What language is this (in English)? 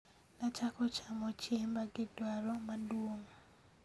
Luo (Kenya and Tanzania)